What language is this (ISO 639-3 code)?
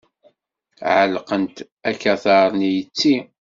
kab